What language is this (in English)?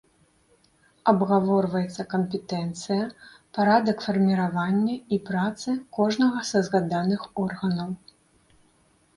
Belarusian